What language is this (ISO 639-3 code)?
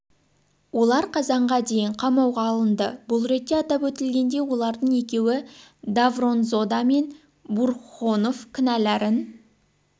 kaz